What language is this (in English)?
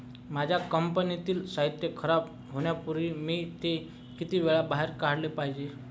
Marathi